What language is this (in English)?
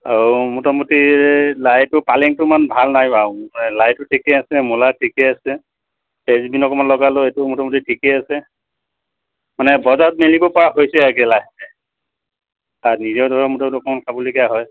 Assamese